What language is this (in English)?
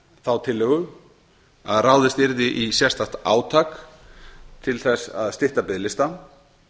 Icelandic